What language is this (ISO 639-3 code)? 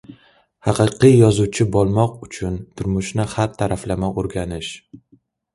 uzb